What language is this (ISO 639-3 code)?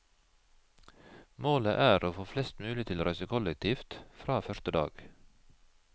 nor